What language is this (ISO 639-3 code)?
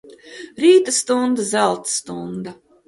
lav